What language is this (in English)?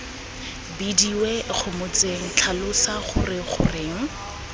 Tswana